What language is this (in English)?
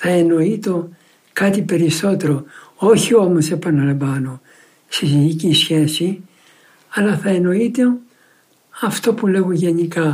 Greek